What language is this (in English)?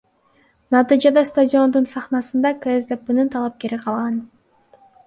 Kyrgyz